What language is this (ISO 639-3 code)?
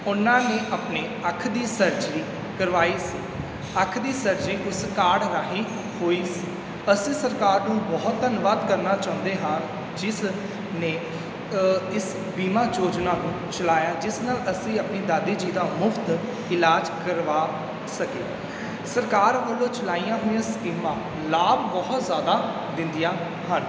pan